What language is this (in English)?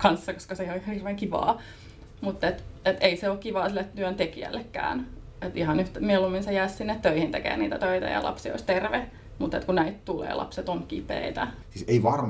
Finnish